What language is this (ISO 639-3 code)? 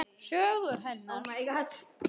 isl